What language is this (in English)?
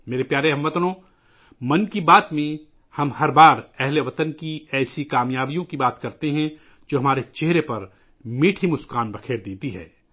Urdu